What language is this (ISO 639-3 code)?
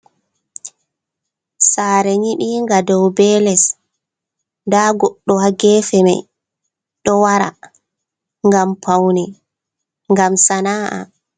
ful